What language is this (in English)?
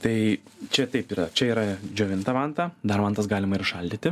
Lithuanian